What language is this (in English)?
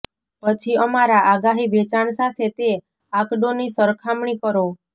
Gujarati